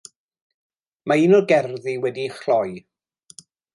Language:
Welsh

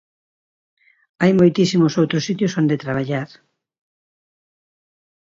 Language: Galician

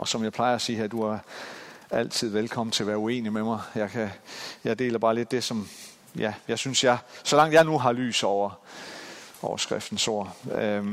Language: Danish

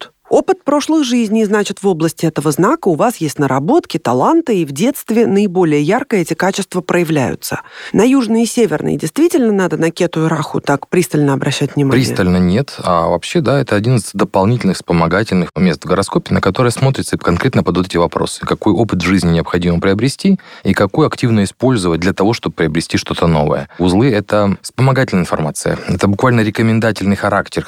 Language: Russian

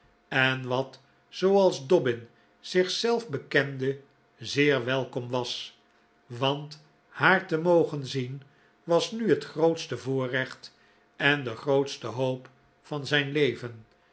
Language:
Dutch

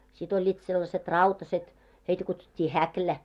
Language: Finnish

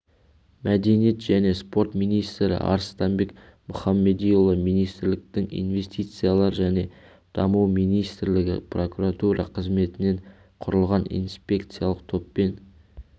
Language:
Kazakh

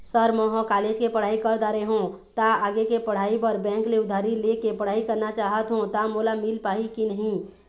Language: Chhattisgarhi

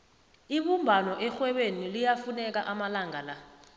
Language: South Ndebele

